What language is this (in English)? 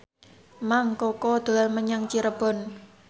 Javanese